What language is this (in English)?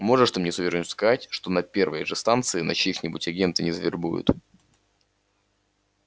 Russian